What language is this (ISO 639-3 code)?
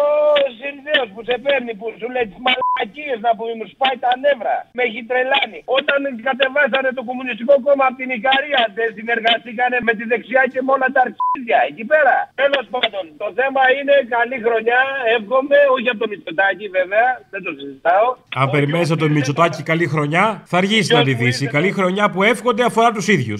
ell